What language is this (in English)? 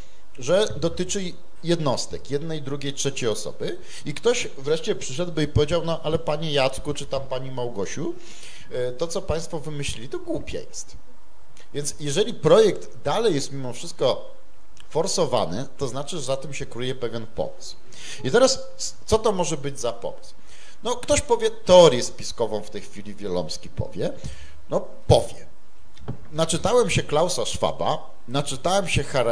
Polish